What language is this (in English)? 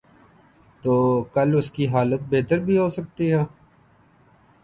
Urdu